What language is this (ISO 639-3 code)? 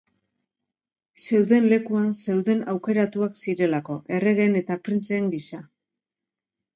eus